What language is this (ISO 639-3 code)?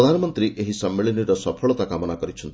ori